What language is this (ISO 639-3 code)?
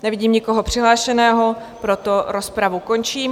ces